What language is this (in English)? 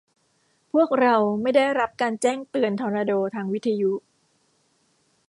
Thai